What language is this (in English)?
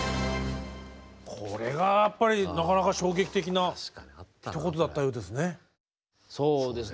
Japanese